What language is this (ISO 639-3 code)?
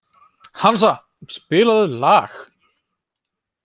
isl